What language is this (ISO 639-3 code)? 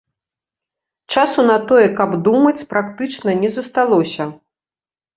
bel